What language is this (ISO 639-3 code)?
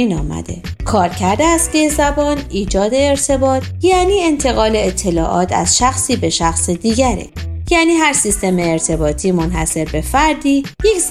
fas